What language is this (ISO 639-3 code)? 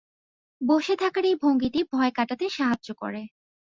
ben